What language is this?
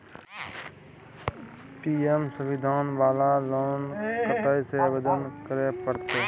Maithili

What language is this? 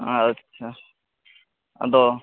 Santali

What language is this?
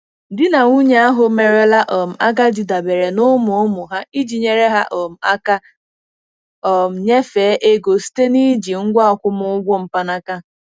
Igbo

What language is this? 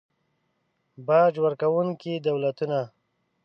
Pashto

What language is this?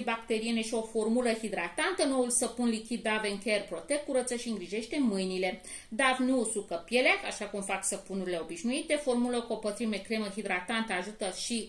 Romanian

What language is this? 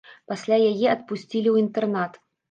Belarusian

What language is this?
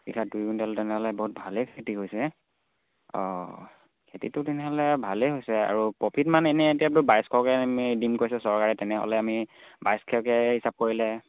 Assamese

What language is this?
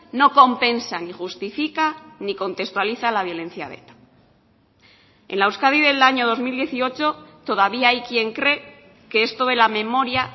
Spanish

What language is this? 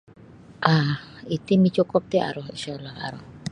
Sabah Bisaya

